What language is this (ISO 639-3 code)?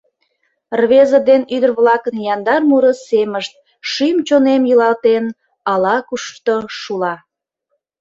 chm